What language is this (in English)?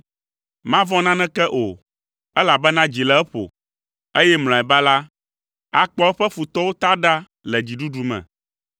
Ewe